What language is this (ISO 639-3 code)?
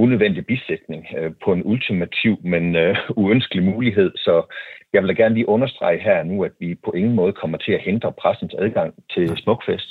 dan